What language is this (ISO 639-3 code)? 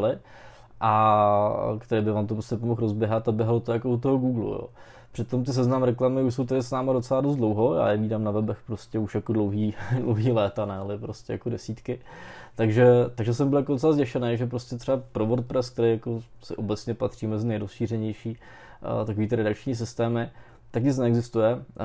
ces